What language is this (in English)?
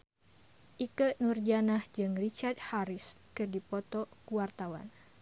Sundanese